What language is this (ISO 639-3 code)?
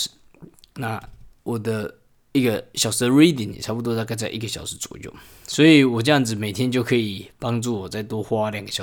zho